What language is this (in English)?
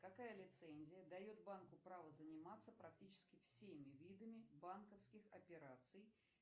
Russian